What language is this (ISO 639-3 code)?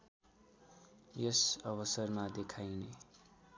nep